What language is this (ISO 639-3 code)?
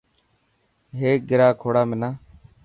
mki